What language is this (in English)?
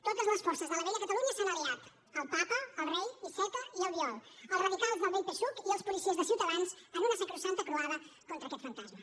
Catalan